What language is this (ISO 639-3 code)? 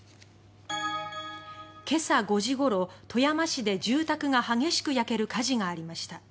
jpn